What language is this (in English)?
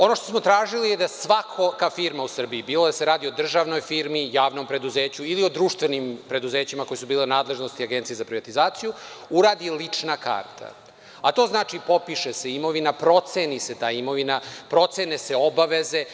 Serbian